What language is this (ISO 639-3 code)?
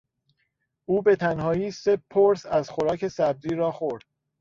fas